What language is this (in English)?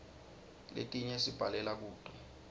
Swati